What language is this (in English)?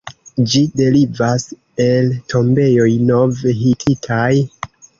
Esperanto